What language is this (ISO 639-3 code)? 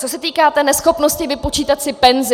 ces